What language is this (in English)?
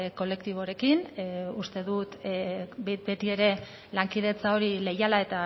Basque